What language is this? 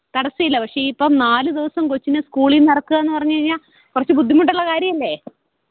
Malayalam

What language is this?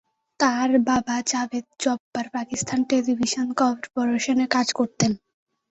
Bangla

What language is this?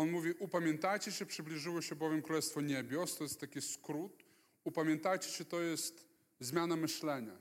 Polish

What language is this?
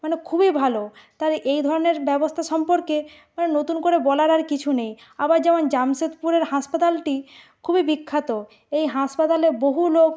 Bangla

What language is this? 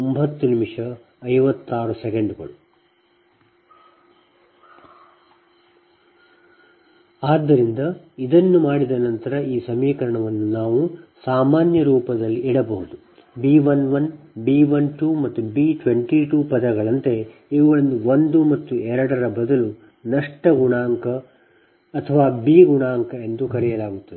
Kannada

